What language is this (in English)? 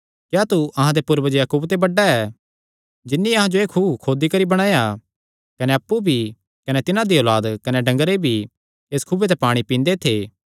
Kangri